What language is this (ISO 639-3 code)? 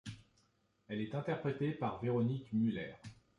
fra